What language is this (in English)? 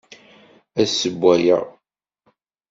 Kabyle